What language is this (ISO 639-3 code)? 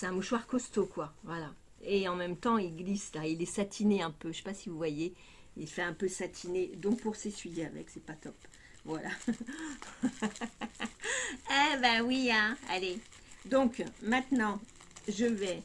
fra